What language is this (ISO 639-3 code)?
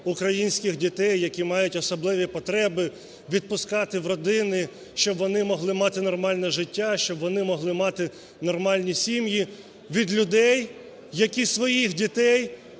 ukr